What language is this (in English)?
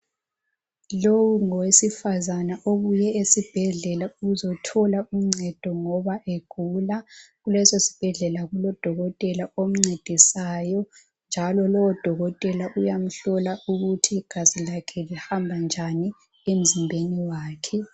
North Ndebele